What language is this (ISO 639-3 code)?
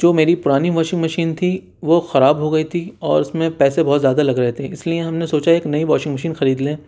urd